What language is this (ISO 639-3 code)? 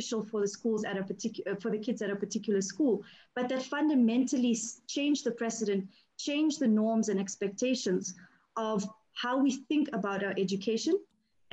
eng